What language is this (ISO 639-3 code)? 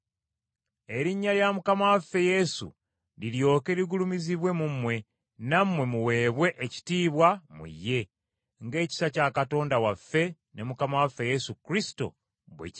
lug